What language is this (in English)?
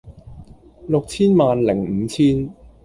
Cantonese